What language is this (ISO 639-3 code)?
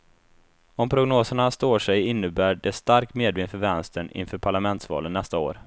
swe